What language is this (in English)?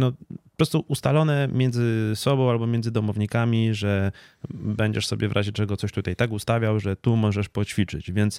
Polish